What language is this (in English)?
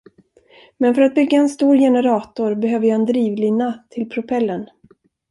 Swedish